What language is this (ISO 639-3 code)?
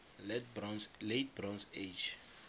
tsn